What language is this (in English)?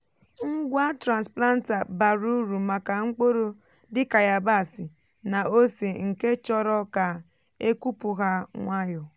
Igbo